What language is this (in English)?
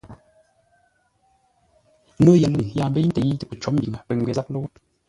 Ngombale